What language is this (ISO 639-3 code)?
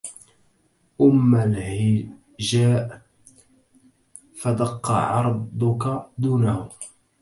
ara